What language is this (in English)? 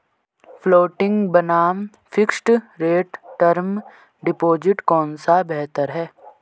Hindi